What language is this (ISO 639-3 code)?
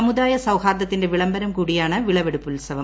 mal